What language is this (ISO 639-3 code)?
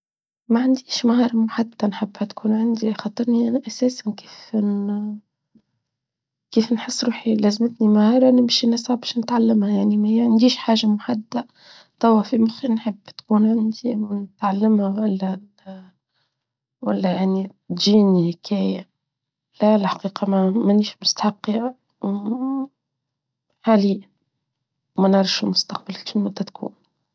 aeb